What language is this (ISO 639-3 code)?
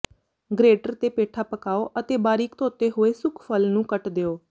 pan